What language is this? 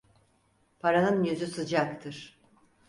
Turkish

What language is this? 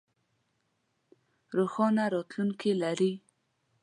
Pashto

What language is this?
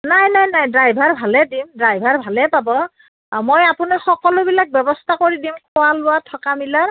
Assamese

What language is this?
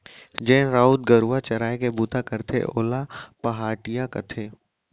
Chhattisgarhi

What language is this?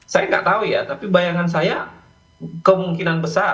Indonesian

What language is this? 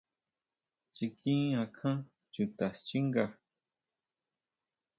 Huautla Mazatec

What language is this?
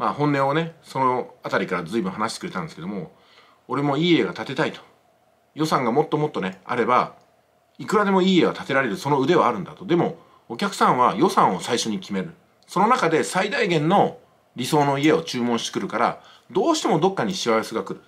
Japanese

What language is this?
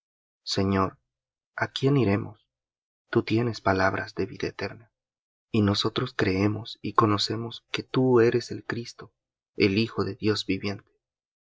Spanish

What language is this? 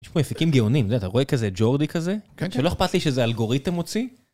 Hebrew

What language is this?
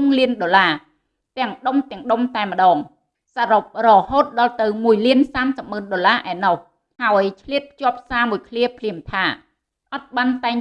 Vietnamese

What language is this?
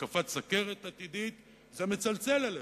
Hebrew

